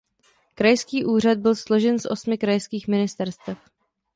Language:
Czech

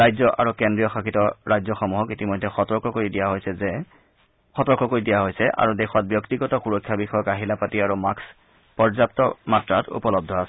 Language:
Assamese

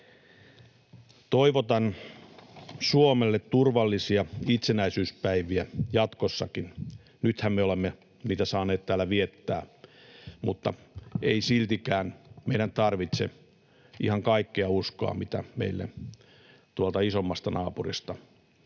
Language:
Finnish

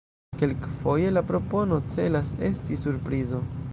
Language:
Esperanto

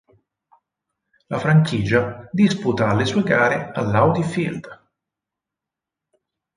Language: Italian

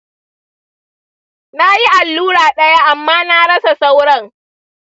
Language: Hausa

